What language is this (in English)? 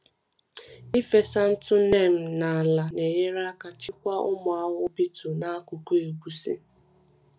Igbo